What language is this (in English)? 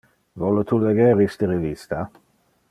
Interlingua